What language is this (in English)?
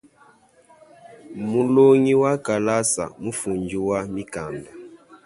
Luba-Lulua